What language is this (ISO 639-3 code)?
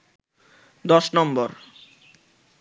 ben